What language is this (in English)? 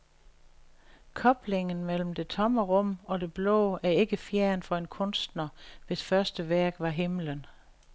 Danish